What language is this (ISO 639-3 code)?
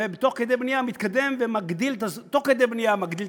heb